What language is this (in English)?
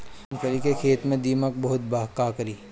Bhojpuri